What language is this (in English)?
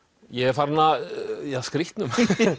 Icelandic